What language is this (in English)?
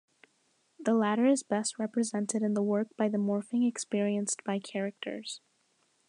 English